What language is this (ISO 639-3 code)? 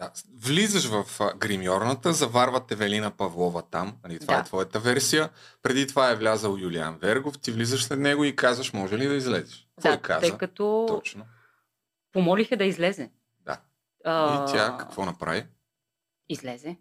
bul